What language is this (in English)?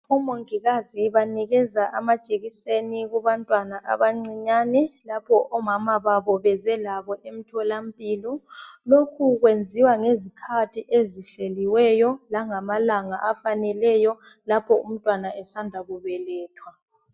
North Ndebele